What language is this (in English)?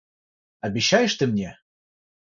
Russian